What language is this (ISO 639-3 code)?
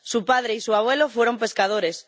spa